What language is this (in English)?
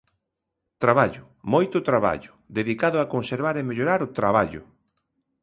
Galician